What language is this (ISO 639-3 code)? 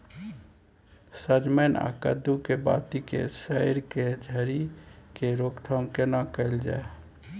mai